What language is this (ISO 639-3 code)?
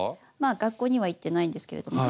jpn